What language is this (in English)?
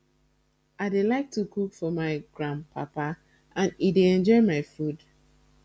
Nigerian Pidgin